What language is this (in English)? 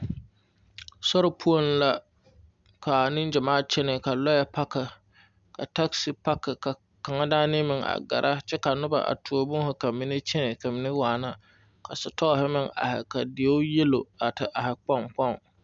Southern Dagaare